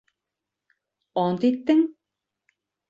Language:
Bashkir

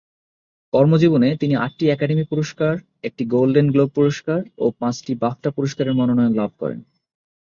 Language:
Bangla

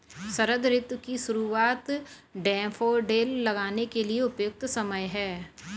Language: Hindi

